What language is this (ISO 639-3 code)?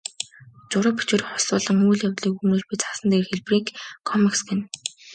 mon